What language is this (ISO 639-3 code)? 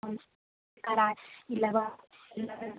mai